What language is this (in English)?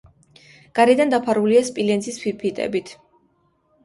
Georgian